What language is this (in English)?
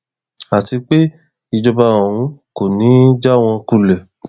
Yoruba